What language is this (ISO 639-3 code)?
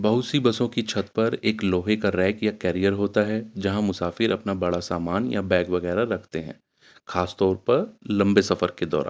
urd